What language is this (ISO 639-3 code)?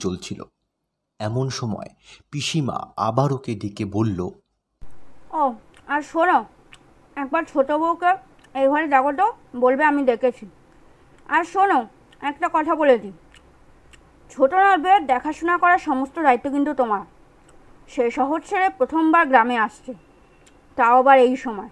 ben